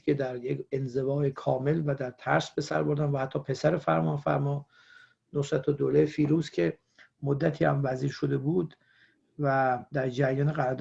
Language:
Persian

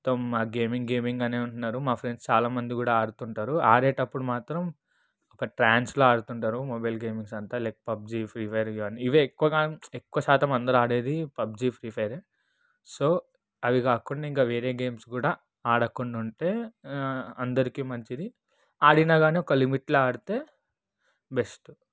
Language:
Telugu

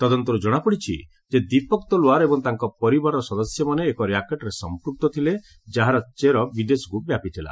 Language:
Odia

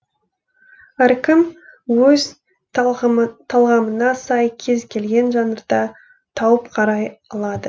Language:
Kazakh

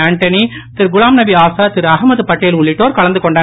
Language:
Tamil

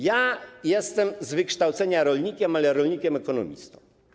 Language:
Polish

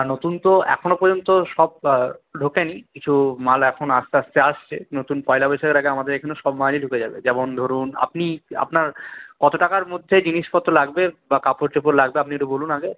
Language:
Bangla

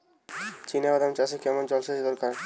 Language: Bangla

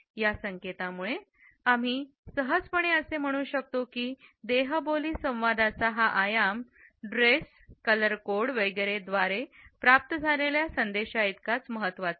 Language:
Marathi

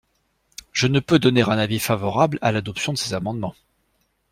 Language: French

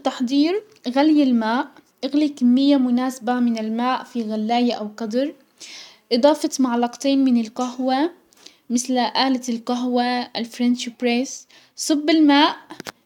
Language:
Hijazi Arabic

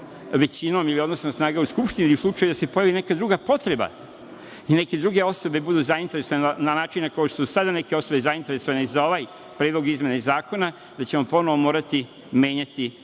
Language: Serbian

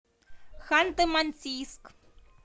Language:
Russian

